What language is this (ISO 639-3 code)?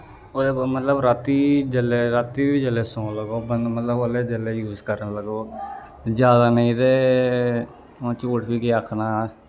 doi